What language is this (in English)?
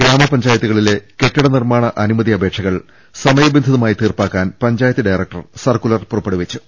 Malayalam